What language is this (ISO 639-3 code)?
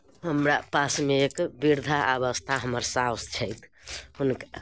mai